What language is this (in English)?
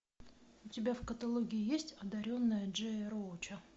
Russian